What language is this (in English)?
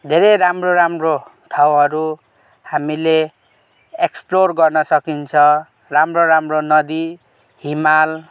Nepali